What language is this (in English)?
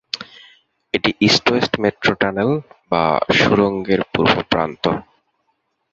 Bangla